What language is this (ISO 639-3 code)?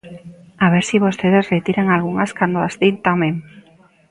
glg